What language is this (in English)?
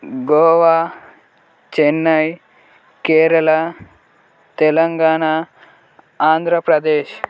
Telugu